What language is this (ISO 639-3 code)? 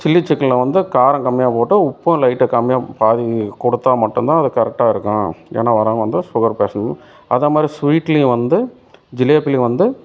tam